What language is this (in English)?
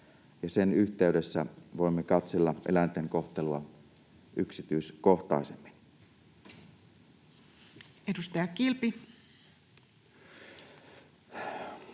Finnish